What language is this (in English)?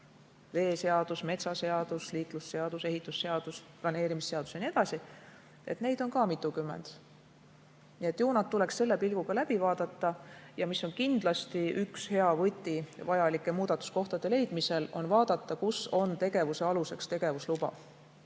Estonian